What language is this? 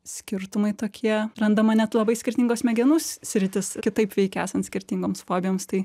Lithuanian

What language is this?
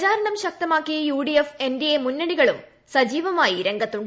Malayalam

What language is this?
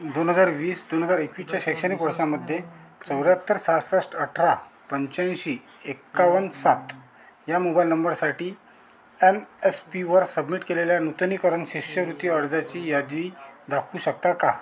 Marathi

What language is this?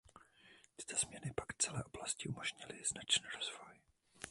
Czech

